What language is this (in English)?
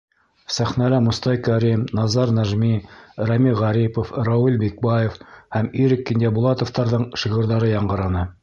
Bashkir